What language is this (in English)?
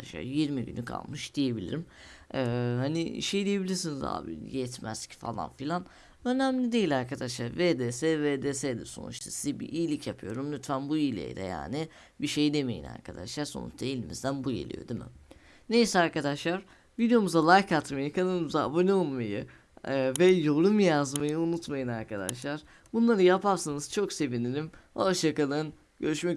Turkish